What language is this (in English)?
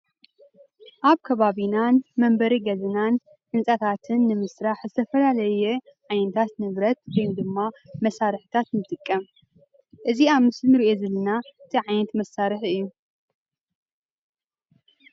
Tigrinya